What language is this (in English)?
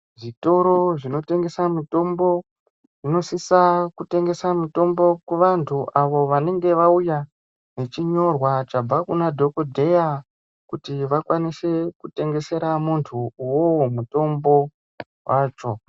Ndau